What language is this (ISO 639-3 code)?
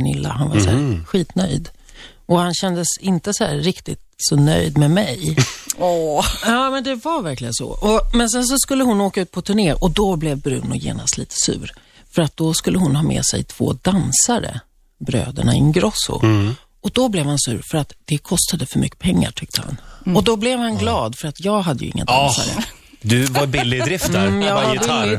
swe